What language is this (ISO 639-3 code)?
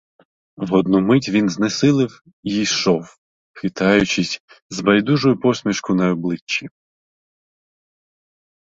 ukr